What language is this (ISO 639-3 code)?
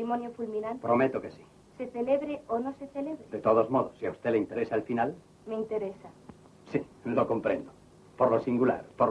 spa